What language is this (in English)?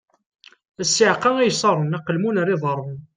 Kabyle